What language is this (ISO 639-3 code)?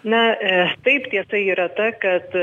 lit